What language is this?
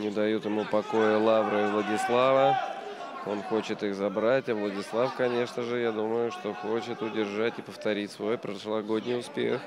Russian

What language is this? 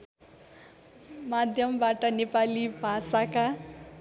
Nepali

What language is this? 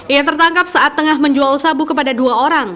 Indonesian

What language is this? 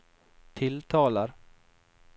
Norwegian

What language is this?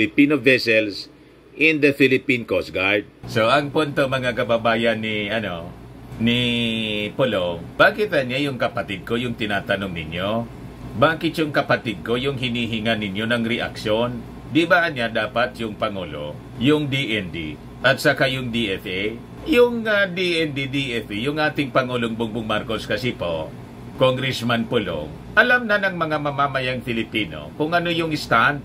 Filipino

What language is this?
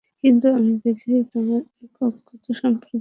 Bangla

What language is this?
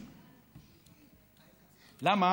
Hebrew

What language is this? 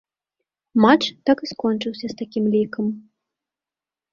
Belarusian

